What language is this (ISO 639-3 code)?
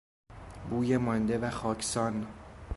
fas